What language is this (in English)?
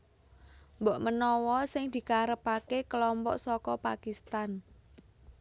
Javanese